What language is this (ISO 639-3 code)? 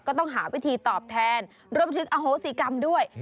tha